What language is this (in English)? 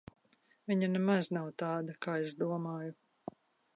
Latvian